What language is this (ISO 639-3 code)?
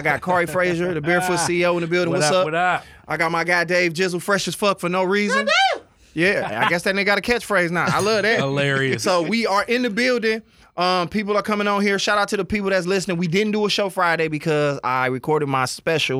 eng